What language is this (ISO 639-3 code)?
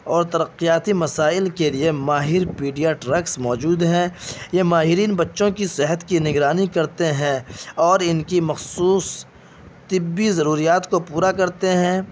urd